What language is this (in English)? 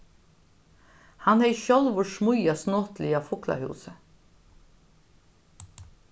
Faroese